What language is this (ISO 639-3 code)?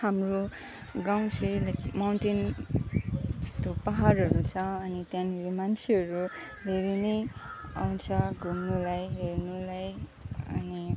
nep